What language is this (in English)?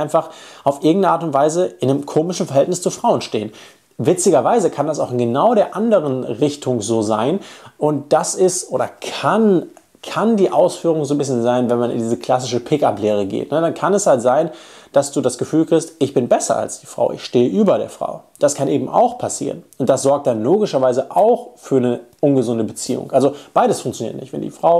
German